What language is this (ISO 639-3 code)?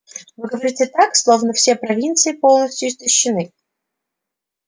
rus